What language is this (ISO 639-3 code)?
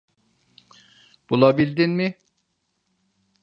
tur